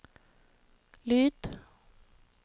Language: Norwegian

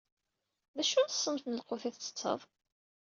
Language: Kabyle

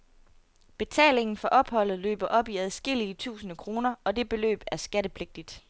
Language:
Danish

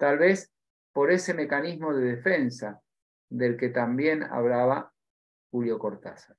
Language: Spanish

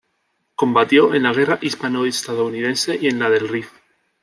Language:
Spanish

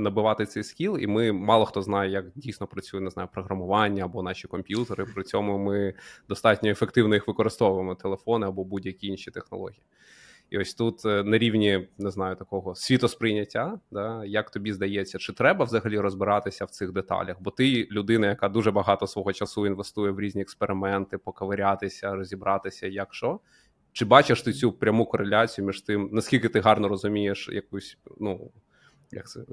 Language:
Ukrainian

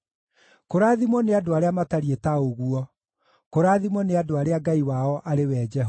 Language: Kikuyu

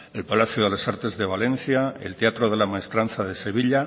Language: Spanish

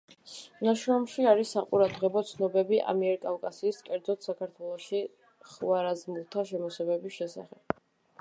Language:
Georgian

